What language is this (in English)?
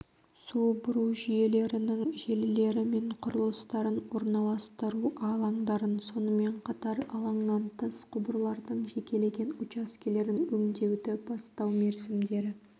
Kazakh